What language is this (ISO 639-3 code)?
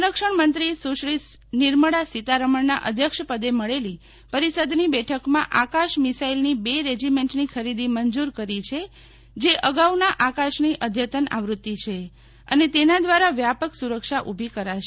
guj